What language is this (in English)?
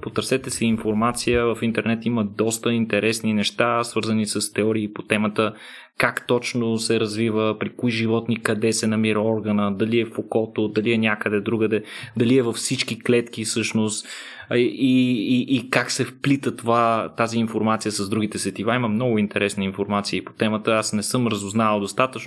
Bulgarian